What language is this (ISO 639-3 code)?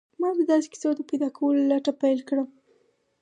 pus